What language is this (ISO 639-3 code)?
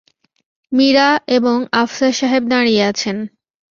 ben